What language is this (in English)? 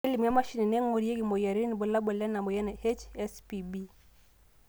Masai